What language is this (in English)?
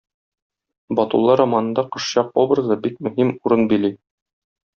Tatar